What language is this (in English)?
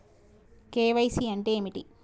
Telugu